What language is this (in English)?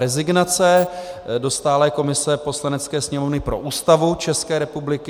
Czech